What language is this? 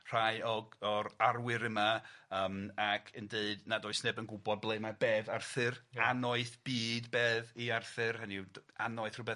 Welsh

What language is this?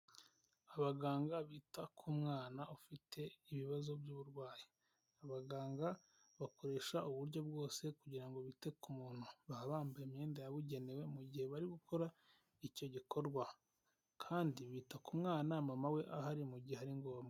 Kinyarwanda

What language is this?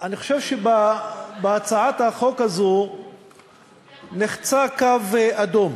Hebrew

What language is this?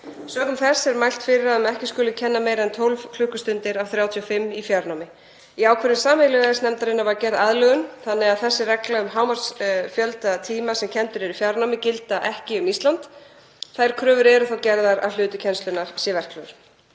Icelandic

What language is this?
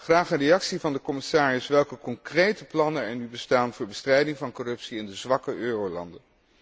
Dutch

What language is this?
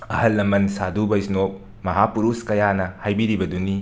Manipuri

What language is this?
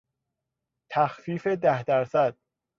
Persian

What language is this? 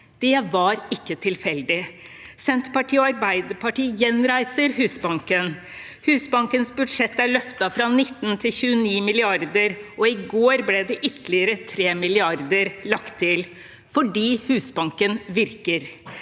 Norwegian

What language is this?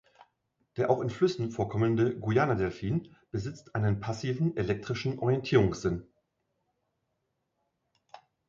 German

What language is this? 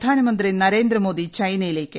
Malayalam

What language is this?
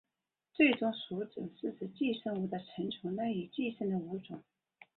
Chinese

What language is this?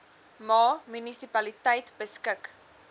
Afrikaans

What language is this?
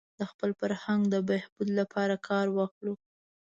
Pashto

